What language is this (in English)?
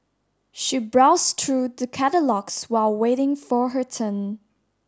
English